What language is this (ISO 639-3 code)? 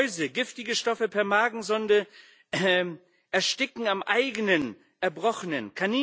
deu